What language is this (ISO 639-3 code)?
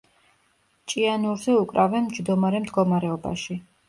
kat